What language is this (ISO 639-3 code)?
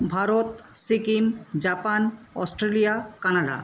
ben